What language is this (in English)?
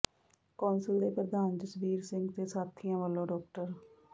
Punjabi